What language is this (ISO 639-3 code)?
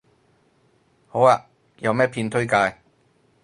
yue